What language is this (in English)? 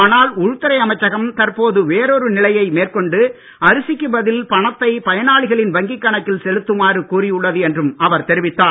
Tamil